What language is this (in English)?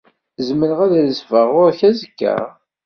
Kabyle